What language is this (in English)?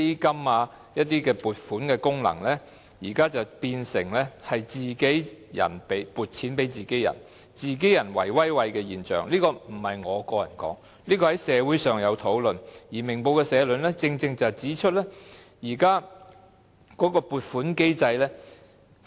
Cantonese